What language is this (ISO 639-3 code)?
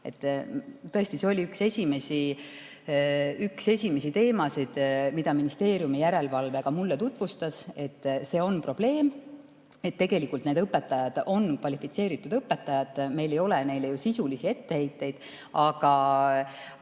est